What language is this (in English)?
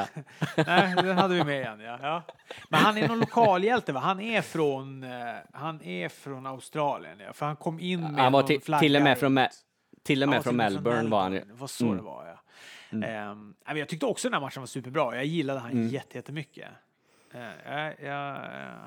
Swedish